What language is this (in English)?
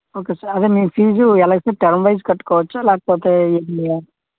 Telugu